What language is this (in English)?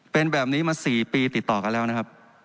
Thai